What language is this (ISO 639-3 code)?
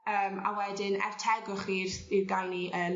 cym